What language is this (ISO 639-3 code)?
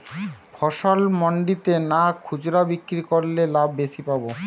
ben